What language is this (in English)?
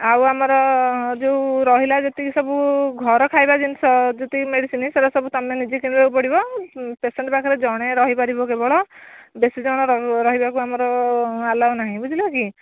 Odia